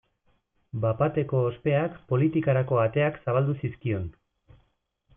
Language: Basque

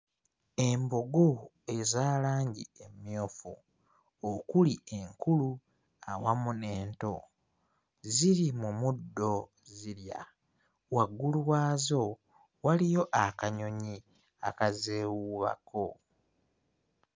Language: Ganda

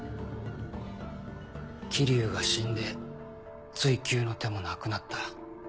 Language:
Japanese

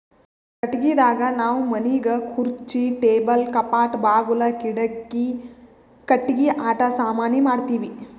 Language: Kannada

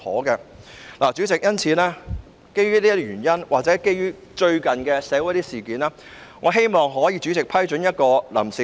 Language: Cantonese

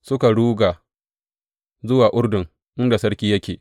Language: Hausa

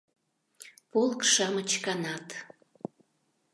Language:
Mari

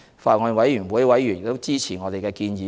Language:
Cantonese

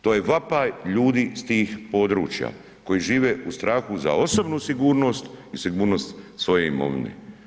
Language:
Croatian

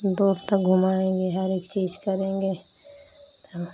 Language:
Hindi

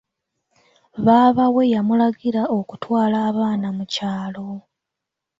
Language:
Ganda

